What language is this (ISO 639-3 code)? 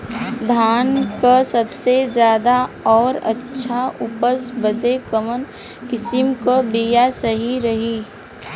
bho